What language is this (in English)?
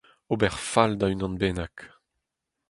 Breton